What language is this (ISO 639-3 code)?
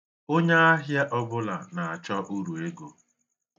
ibo